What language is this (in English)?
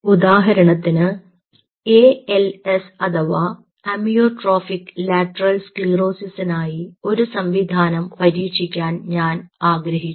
Malayalam